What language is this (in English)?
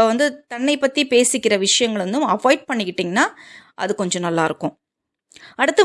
Tamil